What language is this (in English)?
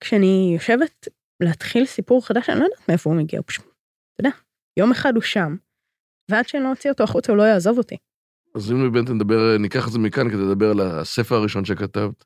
Hebrew